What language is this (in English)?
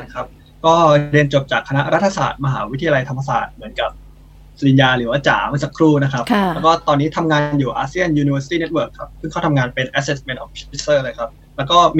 Thai